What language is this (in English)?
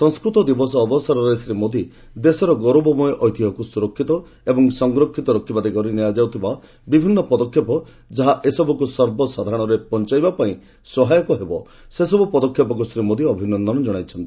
Odia